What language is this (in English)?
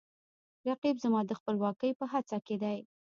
Pashto